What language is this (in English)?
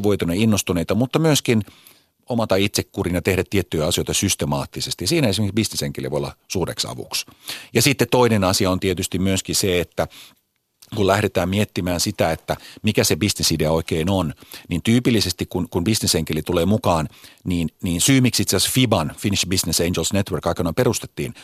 Finnish